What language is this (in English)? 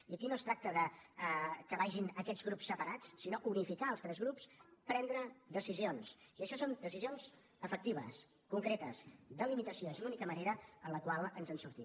Catalan